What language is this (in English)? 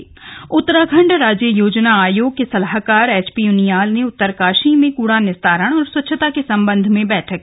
Hindi